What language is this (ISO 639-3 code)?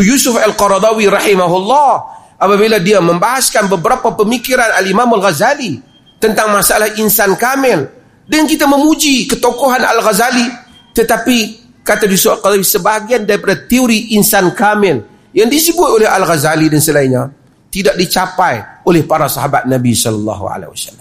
msa